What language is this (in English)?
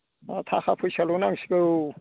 Bodo